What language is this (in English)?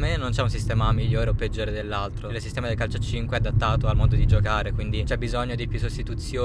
Italian